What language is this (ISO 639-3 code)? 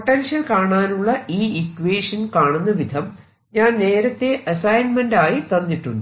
mal